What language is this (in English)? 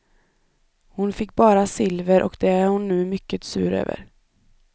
Swedish